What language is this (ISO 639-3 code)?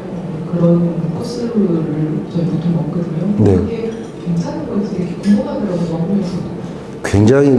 kor